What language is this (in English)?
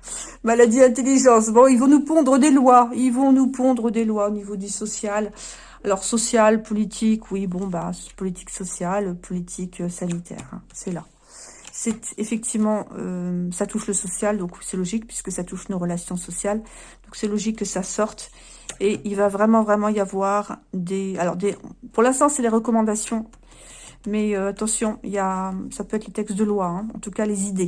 French